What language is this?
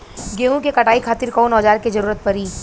Bhojpuri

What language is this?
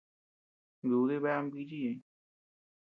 Tepeuxila Cuicatec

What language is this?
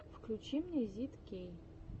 Russian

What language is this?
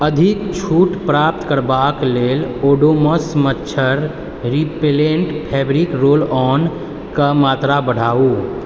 Maithili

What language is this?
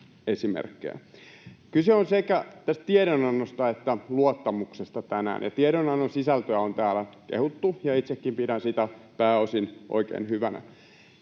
Finnish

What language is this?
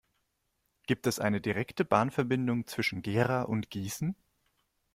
German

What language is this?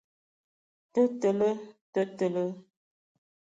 Ewondo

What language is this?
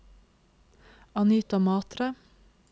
Norwegian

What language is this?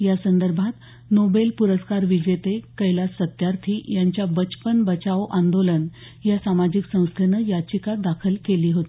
Marathi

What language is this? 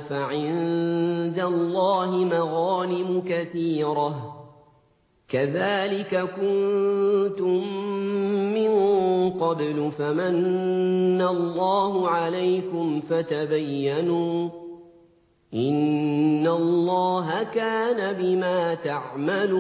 Arabic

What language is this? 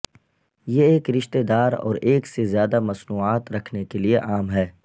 Urdu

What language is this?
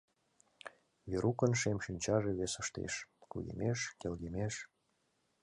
Mari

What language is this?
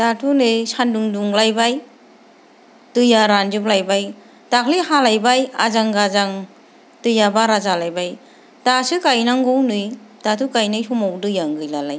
Bodo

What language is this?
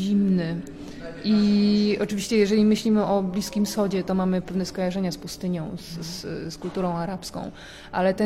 Polish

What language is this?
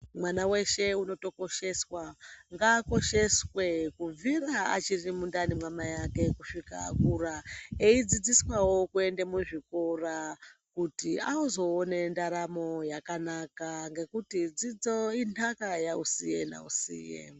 Ndau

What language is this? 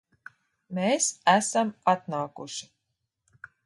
Latvian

